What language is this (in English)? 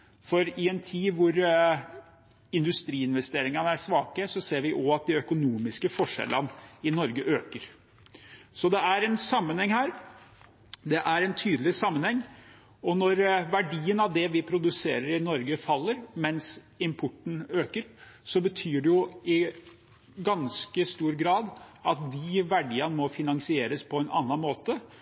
Norwegian Bokmål